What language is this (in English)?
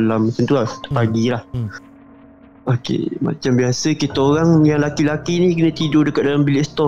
Malay